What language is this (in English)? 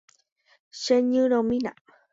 Guarani